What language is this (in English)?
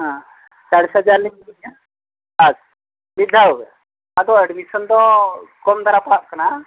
Santali